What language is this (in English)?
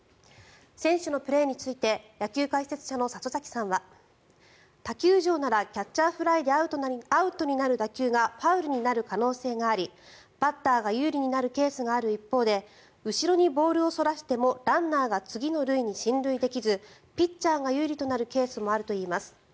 Japanese